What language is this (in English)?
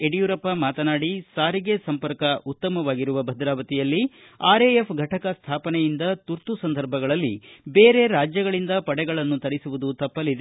Kannada